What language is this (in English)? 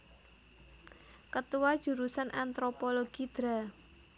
Javanese